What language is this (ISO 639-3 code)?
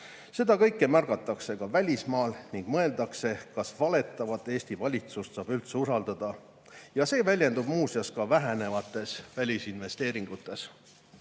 est